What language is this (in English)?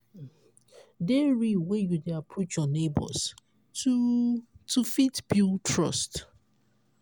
Nigerian Pidgin